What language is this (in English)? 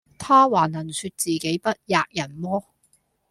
Cantonese